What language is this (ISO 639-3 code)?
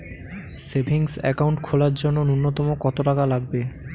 ben